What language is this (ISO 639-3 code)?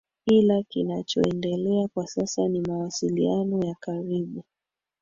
swa